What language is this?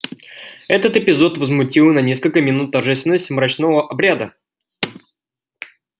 Russian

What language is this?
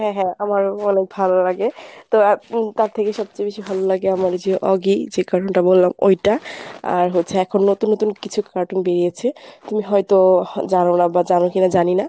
Bangla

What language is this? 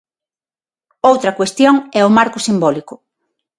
Galician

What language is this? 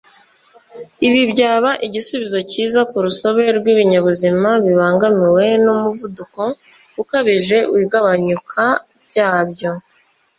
Kinyarwanda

